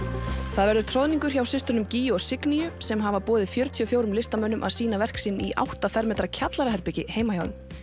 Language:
Icelandic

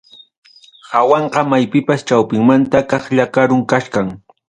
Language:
Ayacucho Quechua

